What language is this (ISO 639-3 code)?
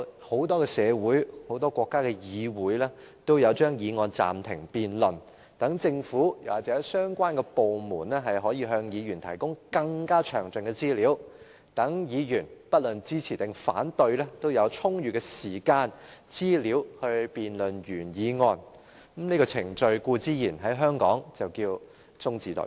yue